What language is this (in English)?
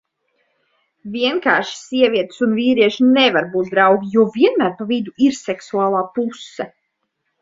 Latvian